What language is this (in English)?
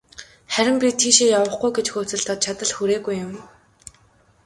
Mongolian